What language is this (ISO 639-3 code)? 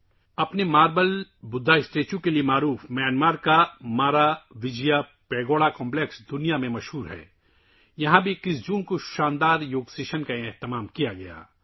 urd